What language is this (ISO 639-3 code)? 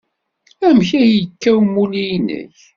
kab